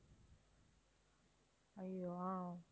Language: Tamil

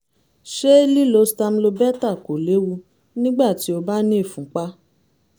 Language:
Yoruba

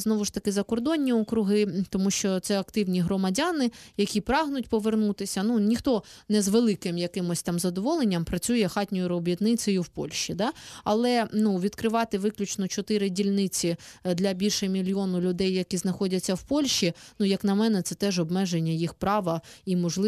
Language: Ukrainian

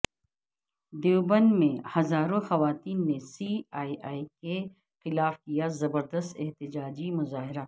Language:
Urdu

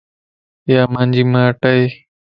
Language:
Lasi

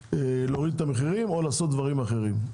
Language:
Hebrew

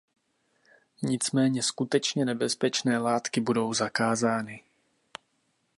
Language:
Czech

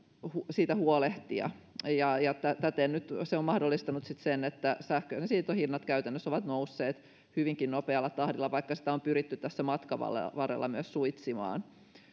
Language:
Finnish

